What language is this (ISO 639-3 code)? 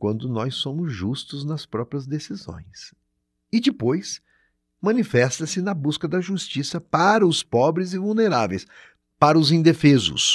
por